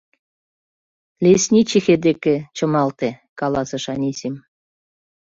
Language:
Mari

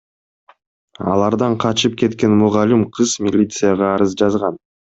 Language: Kyrgyz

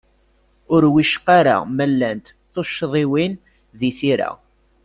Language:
Kabyle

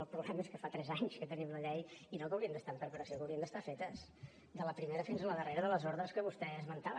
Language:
Catalan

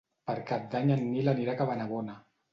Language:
Catalan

